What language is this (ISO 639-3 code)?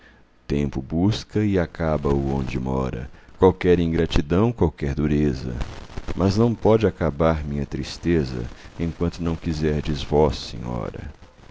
por